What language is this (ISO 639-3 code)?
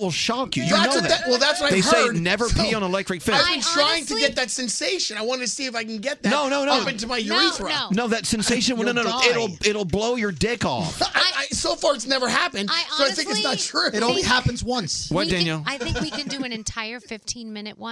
eng